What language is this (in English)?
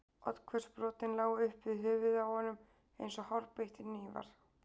Icelandic